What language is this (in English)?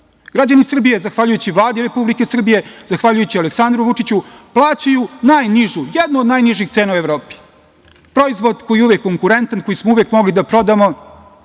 Serbian